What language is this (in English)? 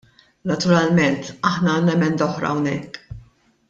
Maltese